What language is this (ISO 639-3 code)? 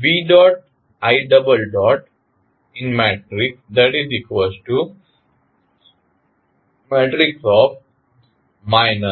guj